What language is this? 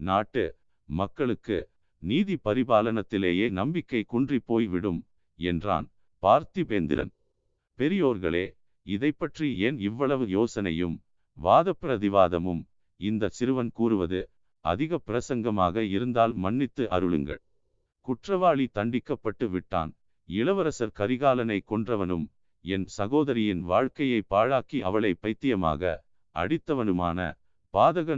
Tamil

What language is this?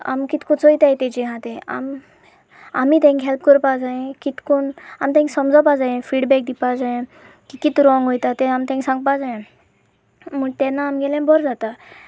Konkani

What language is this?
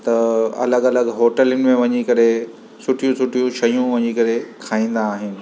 Sindhi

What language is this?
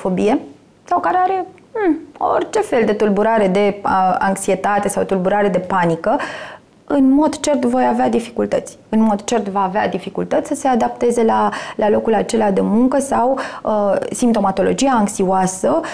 Romanian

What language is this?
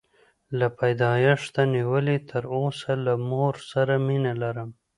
Pashto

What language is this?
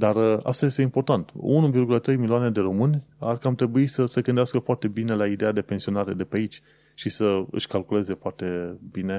Romanian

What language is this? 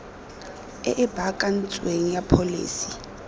Tswana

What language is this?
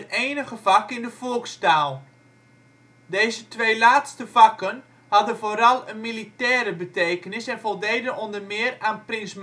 Dutch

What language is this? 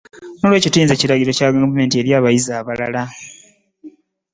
Ganda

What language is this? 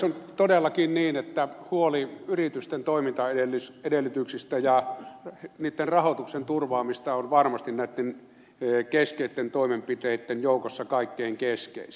Finnish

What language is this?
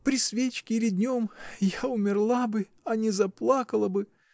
Russian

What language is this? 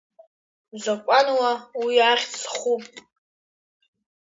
Abkhazian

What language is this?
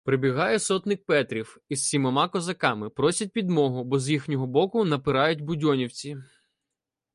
Ukrainian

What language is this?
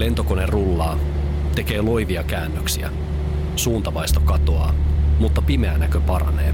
Finnish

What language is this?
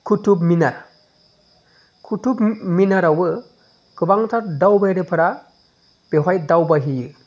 Bodo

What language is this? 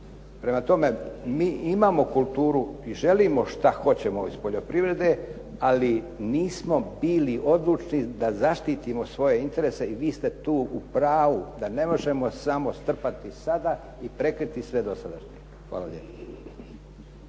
Croatian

